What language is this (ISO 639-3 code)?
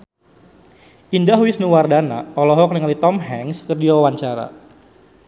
sun